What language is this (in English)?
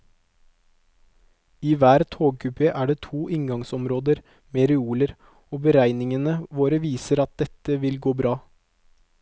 Norwegian